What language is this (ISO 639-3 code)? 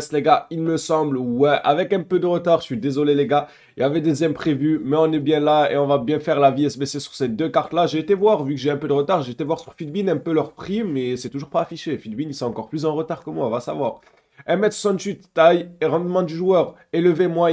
fra